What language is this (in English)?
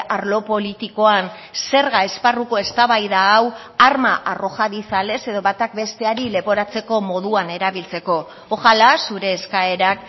Basque